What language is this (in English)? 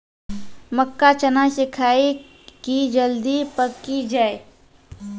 Maithili